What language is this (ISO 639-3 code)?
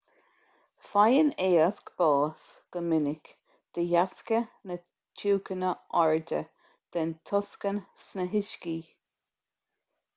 gle